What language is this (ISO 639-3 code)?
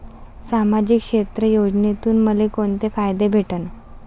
mar